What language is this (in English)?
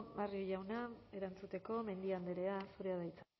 Basque